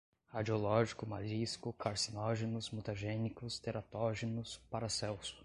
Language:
Portuguese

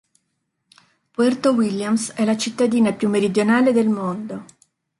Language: Italian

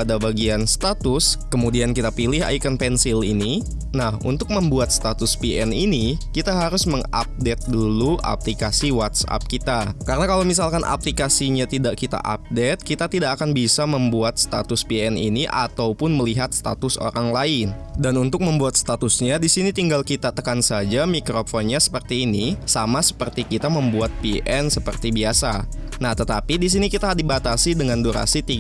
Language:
Indonesian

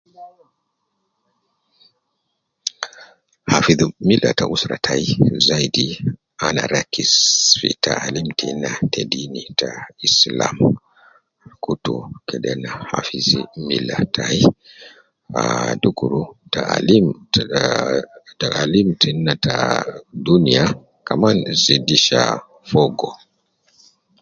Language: Nubi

